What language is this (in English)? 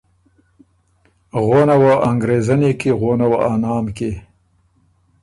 Ormuri